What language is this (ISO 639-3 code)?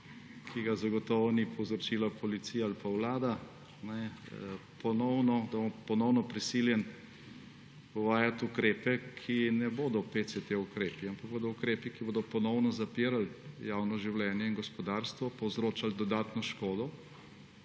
slv